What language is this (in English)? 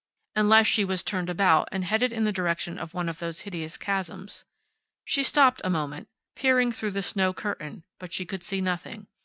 English